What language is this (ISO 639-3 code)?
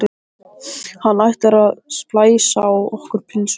isl